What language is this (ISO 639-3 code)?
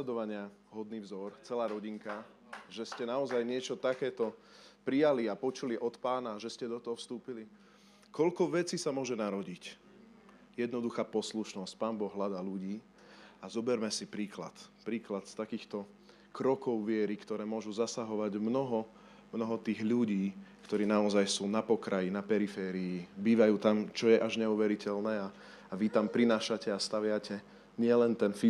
slk